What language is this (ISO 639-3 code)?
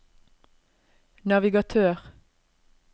nor